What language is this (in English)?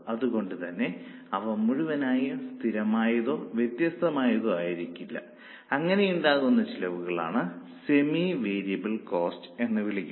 Malayalam